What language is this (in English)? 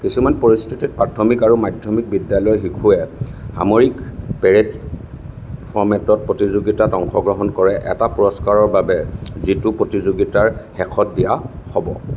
Assamese